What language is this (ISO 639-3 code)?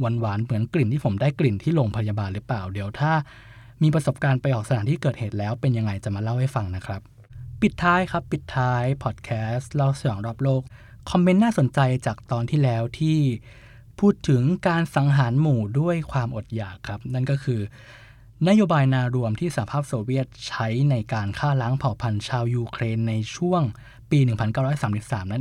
tha